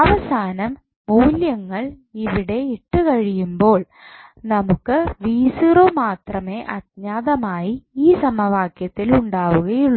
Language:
Malayalam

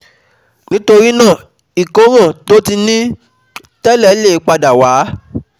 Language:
Yoruba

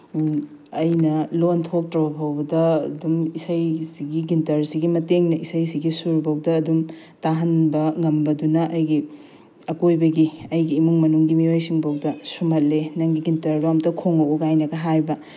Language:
Manipuri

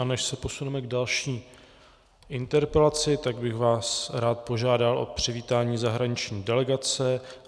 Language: Czech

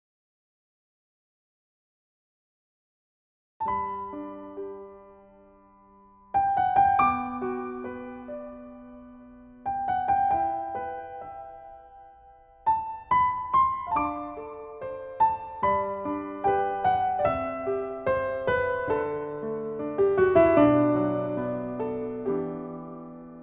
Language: Korean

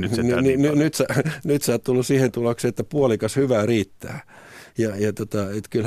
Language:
Finnish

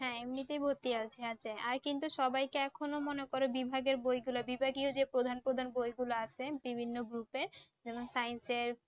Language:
Bangla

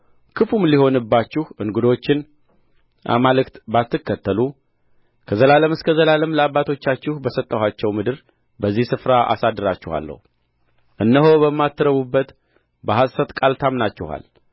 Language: Amharic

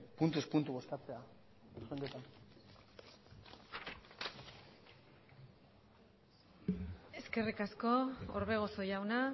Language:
Basque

